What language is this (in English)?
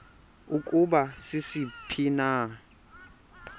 Xhosa